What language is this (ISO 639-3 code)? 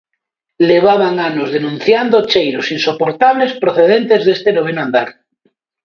glg